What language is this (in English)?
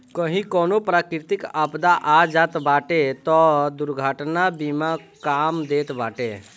Bhojpuri